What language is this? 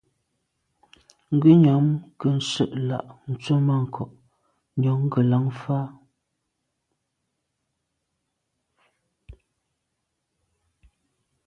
Medumba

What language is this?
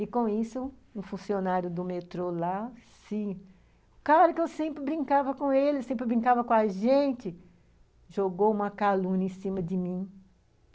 Portuguese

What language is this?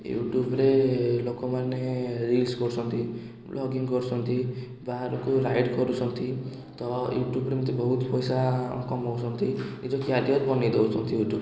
Odia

